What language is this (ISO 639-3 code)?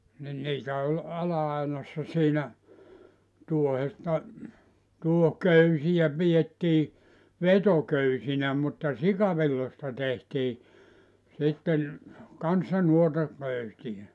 fin